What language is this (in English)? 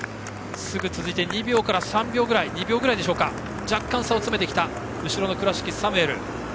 Japanese